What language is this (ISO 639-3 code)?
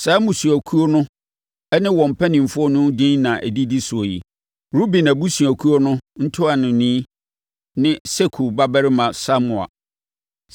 aka